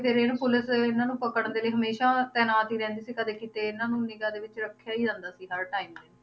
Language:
Punjabi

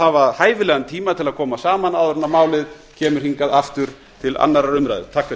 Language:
Icelandic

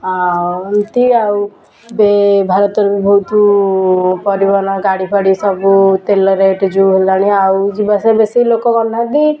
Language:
Odia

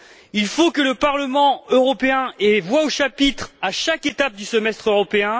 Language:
French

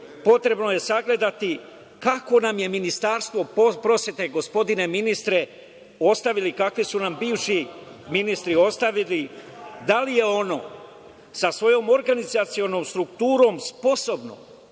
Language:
Serbian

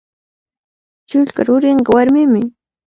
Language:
Cajatambo North Lima Quechua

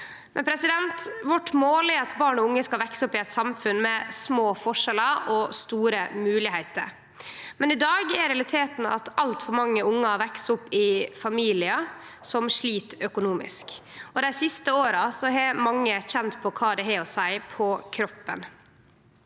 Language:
Norwegian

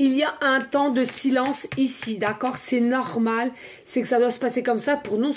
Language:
French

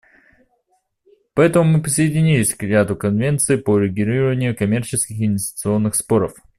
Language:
Russian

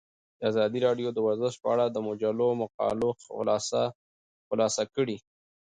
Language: Pashto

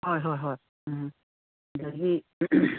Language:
Manipuri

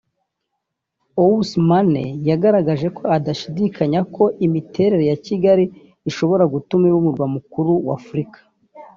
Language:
Kinyarwanda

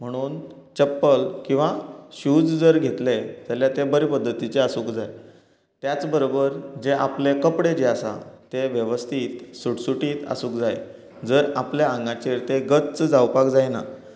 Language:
Konkani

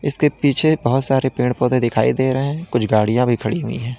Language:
Hindi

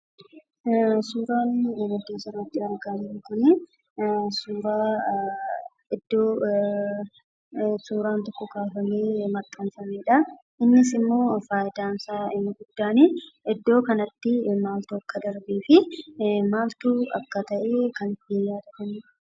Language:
Oromo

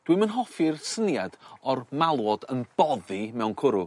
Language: Welsh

